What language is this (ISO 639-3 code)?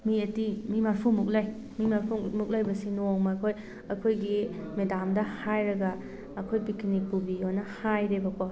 mni